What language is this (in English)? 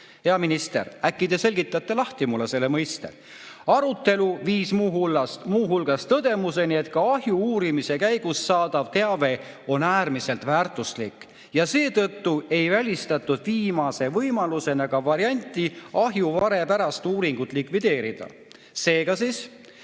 Estonian